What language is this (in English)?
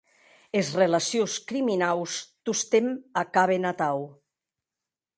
Occitan